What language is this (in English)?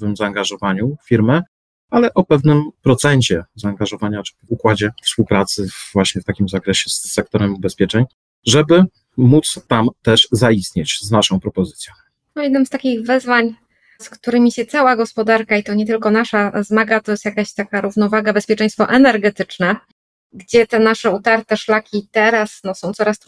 Polish